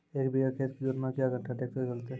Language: Maithili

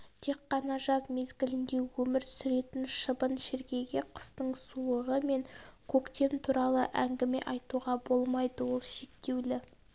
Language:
Kazakh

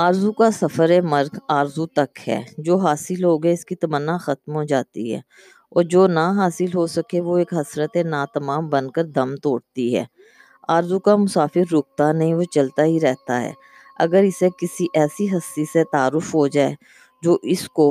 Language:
Urdu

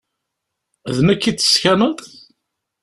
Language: Kabyle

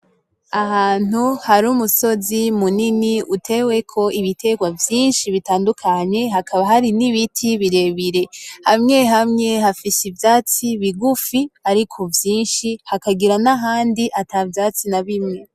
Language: Rundi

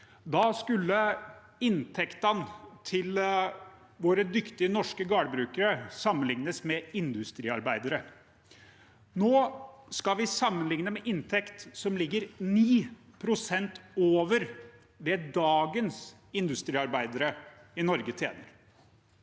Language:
Norwegian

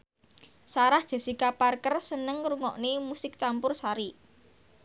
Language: Javanese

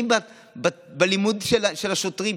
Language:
Hebrew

